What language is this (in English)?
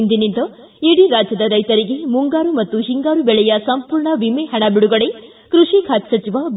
Kannada